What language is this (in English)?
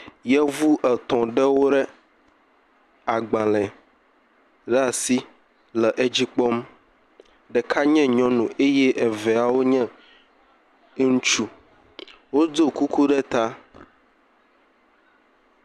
Ewe